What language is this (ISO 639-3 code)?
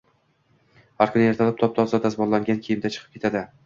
uzb